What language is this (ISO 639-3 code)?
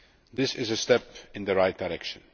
eng